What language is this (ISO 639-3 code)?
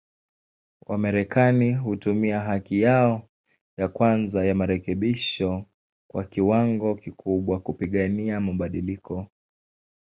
swa